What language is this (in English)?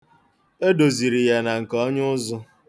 Igbo